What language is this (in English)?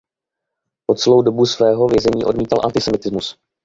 Czech